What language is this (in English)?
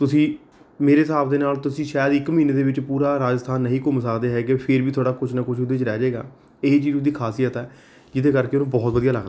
Punjabi